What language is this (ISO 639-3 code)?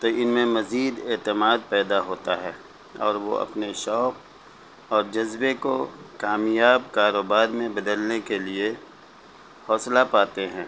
urd